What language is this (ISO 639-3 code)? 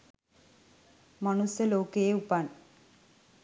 sin